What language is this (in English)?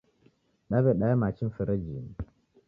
Taita